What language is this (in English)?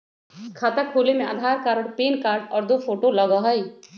Magahi